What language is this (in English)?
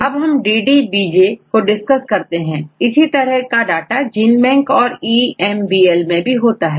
Hindi